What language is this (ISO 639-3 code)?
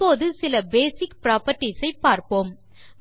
tam